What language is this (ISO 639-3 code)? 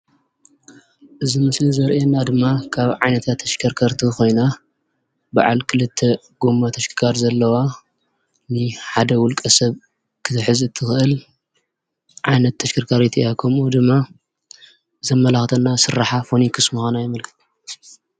tir